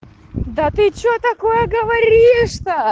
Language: Russian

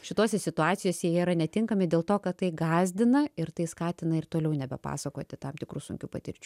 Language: Lithuanian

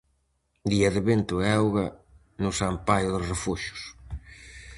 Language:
Galician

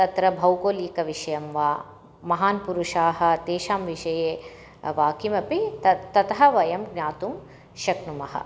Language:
Sanskrit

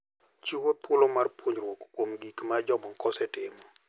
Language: Luo (Kenya and Tanzania)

